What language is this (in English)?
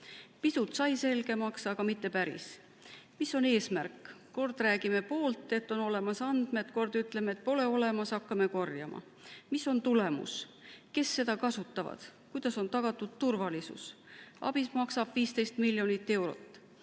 Estonian